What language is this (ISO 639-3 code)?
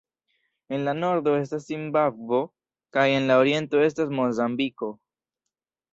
epo